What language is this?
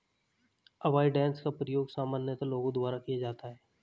Hindi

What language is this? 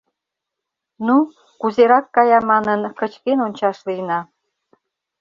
Mari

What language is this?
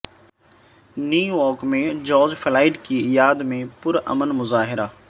Urdu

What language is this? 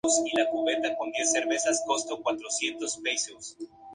Spanish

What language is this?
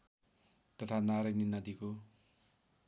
Nepali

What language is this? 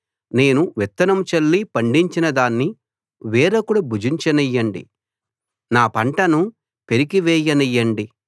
Telugu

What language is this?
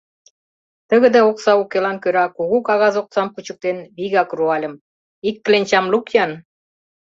Mari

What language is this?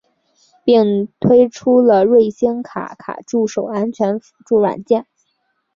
Chinese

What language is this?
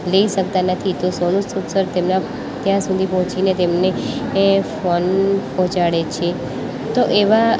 Gujarati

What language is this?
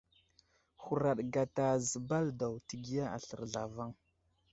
Wuzlam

